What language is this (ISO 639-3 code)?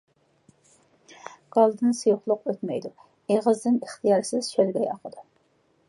uig